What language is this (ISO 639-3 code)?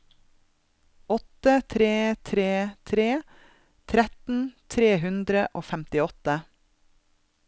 nor